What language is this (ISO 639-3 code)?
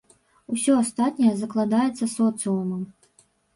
bel